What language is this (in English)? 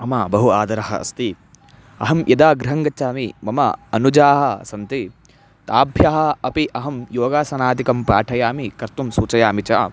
Sanskrit